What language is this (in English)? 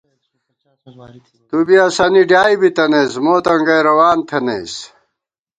Gawar-Bati